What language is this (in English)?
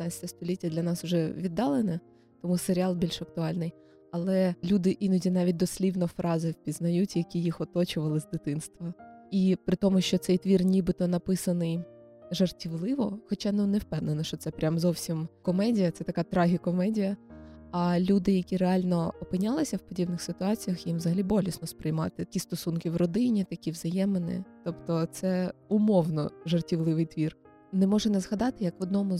Ukrainian